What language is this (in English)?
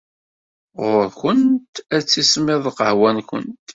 Kabyle